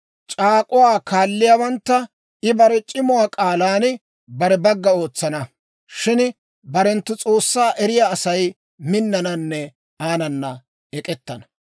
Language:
Dawro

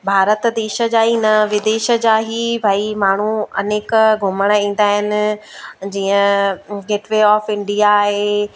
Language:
Sindhi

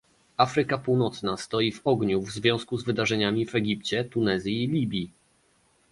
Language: Polish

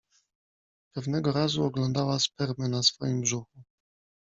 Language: Polish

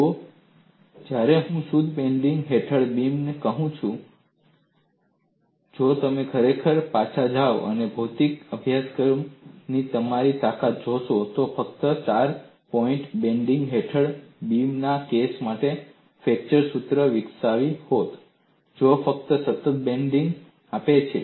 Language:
Gujarati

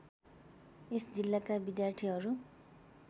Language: Nepali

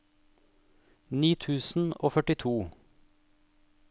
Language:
Norwegian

